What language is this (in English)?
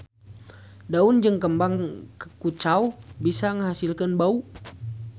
Sundanese